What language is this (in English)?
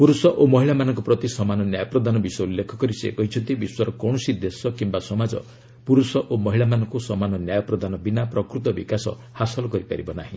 Odia